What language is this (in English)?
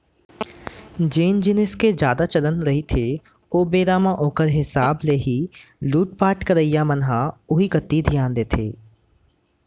Chhattisgarhi